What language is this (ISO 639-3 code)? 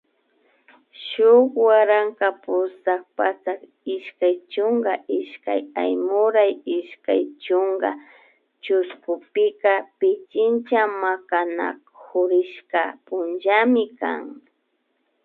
qvi